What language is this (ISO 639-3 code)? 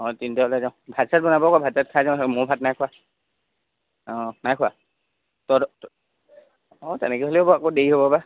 asm